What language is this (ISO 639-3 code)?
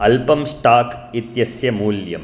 san